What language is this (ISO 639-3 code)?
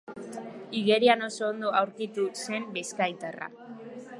eus